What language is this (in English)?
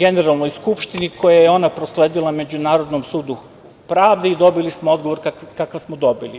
Serbian